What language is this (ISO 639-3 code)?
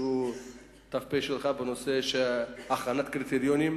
heb